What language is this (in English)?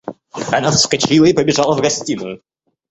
Russian